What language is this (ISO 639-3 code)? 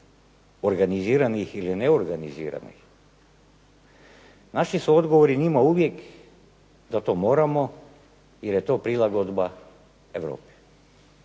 hrv